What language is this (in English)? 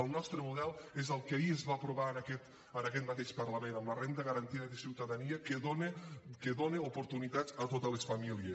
Catalan